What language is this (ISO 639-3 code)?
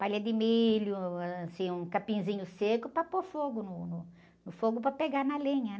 por